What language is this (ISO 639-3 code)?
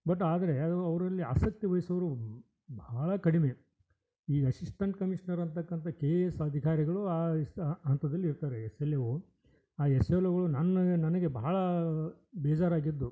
kan